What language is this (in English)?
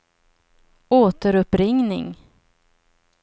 Swedish